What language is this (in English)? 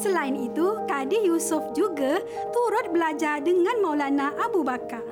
Malay